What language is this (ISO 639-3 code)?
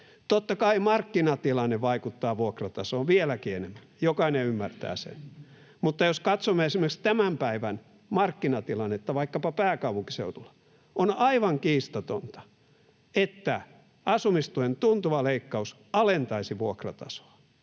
fin